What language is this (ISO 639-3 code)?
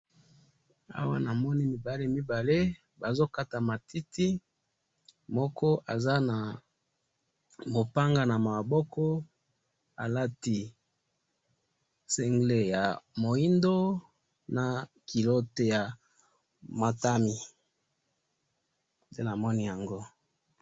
lin